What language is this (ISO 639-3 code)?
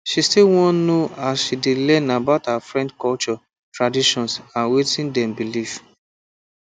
pcm